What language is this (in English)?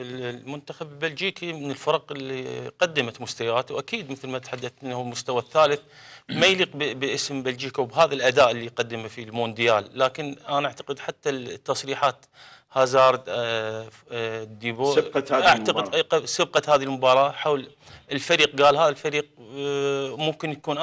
Arabic